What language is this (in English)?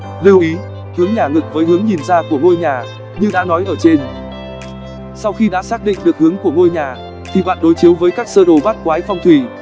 Vietnamese